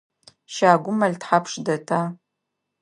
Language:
Adyghe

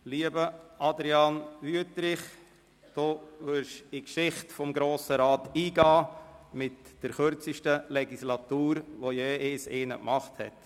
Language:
Swiss German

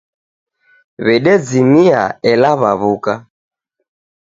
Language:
Taita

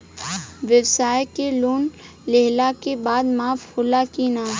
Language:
Bhojpuri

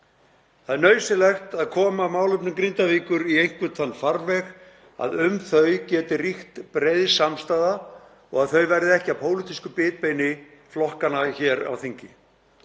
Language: Icelandic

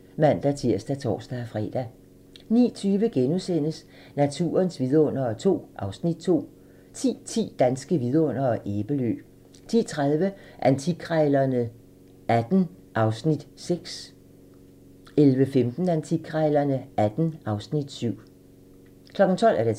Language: Danish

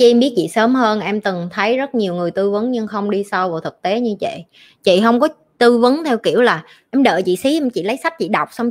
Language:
Vietnamese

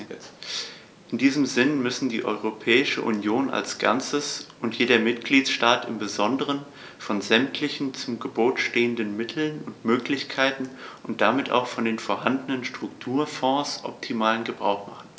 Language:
German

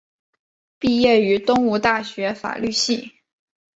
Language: Chinese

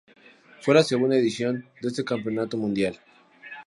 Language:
Spanish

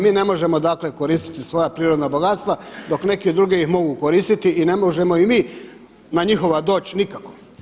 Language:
Croatian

